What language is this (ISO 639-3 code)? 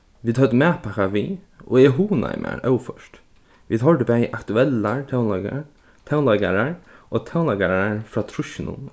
fao